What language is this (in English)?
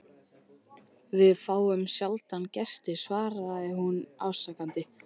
Icelandic